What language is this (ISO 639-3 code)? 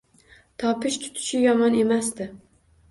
uzb